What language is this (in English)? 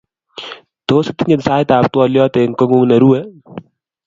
Kalenjin